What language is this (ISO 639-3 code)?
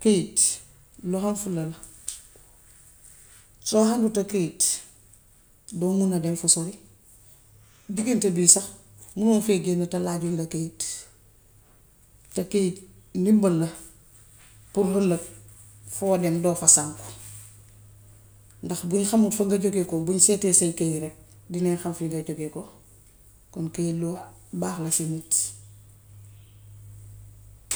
wof